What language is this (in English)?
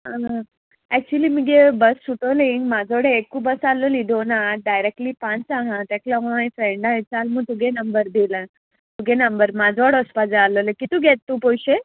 Konkani